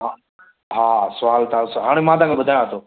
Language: Sindhi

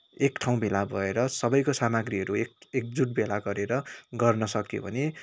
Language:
Nepali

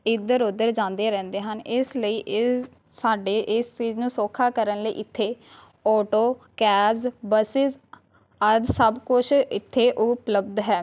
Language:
Punjabi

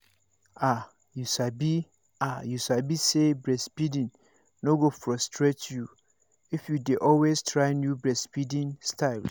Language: Nigerian Pidgin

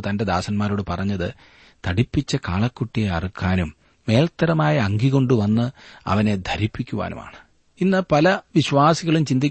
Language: Malayalam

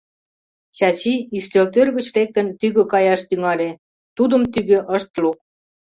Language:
Mari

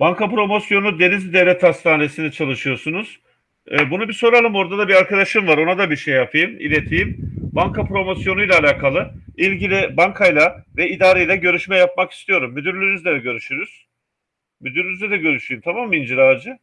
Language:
Turkish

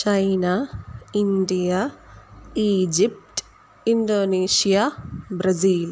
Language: Sanskrit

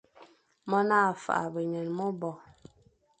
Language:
Fang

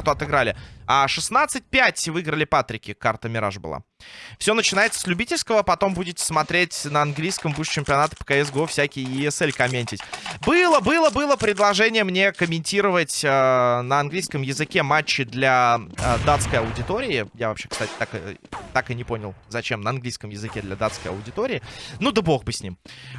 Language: Russian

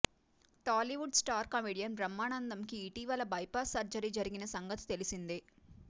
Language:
Telugu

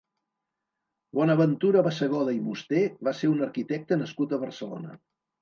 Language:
Catalan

